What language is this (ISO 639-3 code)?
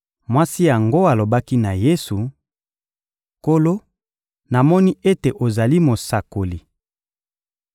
lin